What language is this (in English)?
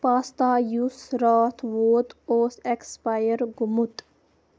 Kashmiri